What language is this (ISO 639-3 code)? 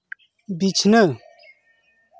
sat